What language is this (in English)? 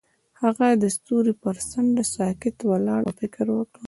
Pashto